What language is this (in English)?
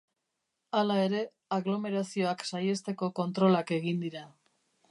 Basque